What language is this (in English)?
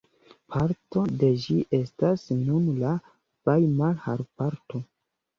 Esperanto